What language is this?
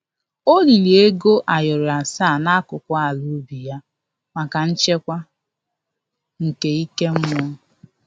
Igbo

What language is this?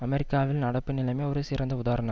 Tamil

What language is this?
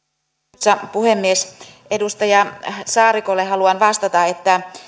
Finnish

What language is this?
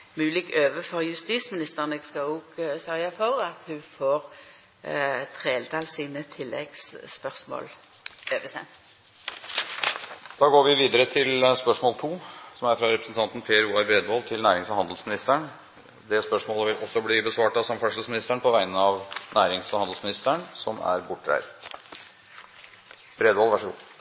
Norwegian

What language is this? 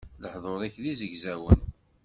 Kabyle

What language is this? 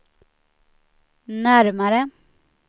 Swedish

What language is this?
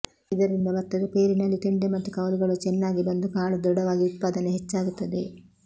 Kannada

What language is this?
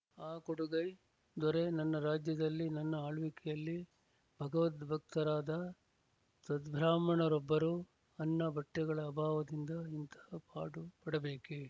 Kannada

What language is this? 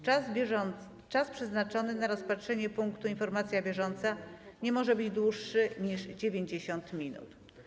Polish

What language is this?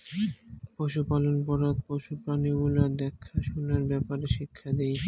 Bangla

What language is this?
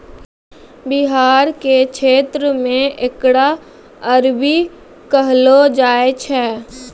Maithili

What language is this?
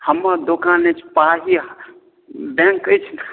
Maithili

